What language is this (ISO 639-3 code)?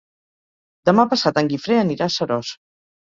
cat